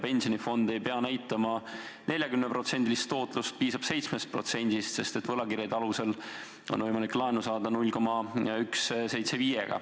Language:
Estonian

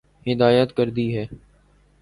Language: Urdu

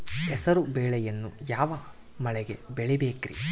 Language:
Kannada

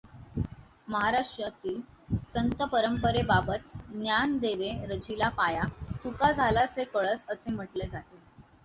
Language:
Marathi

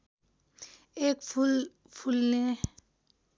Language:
Nepali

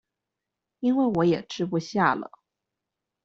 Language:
Chinese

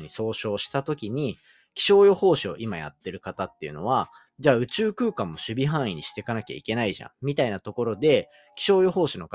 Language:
Japanese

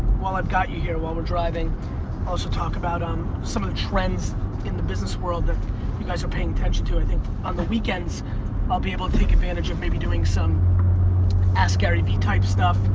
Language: English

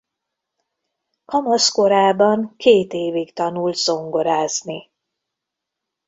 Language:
Hungarian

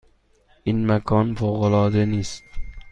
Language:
Persian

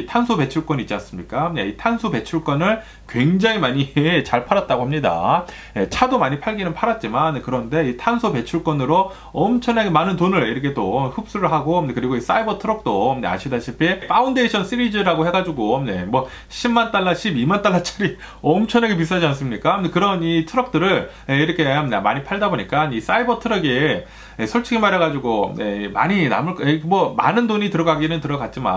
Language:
Korean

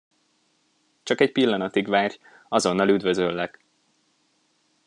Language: Hungarian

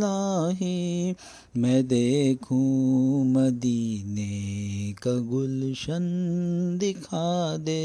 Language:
Urdu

